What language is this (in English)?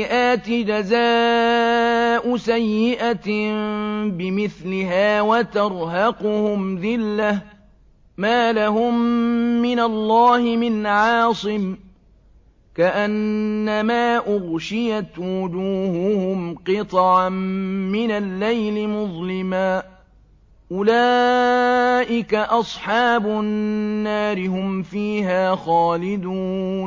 Arabic